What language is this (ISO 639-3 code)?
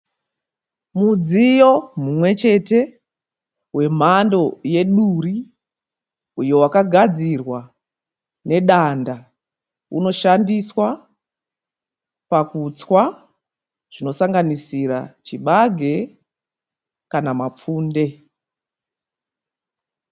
sna